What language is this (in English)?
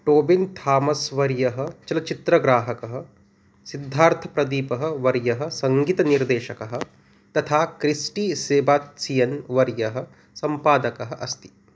Sanskrit